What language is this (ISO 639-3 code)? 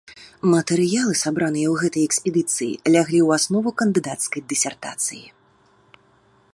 bel